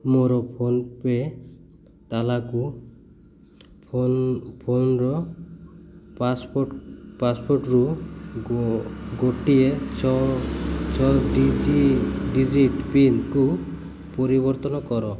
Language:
Odia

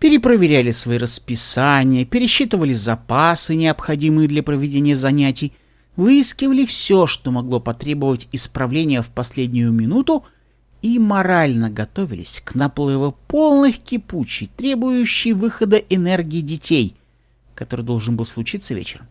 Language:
Russian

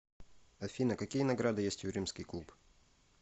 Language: Russian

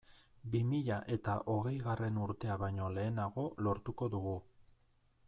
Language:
Basque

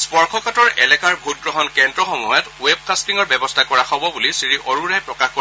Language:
Assamese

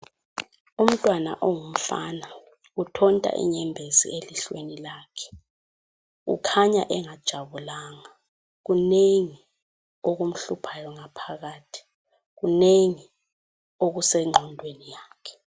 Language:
North Ndebele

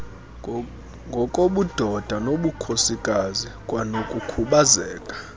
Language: Xhosa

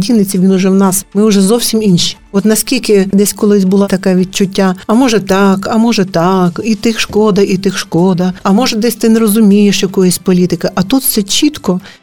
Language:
Ukrainian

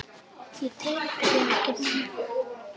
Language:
Icelandic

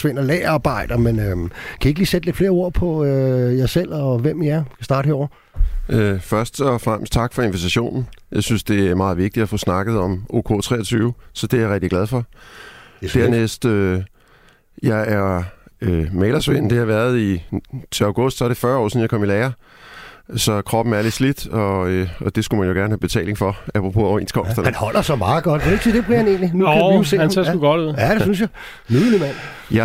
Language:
Danish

